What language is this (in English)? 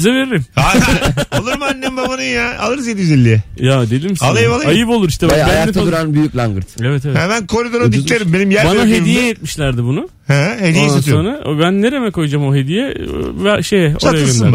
Turkish